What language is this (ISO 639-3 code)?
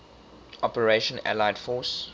eng